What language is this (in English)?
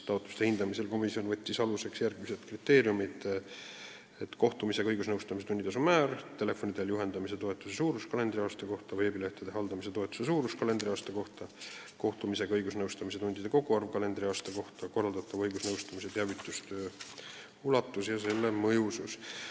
Estonian